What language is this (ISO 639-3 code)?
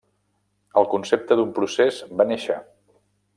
cat